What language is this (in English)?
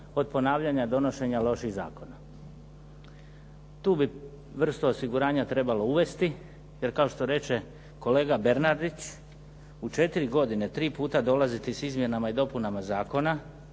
Croatian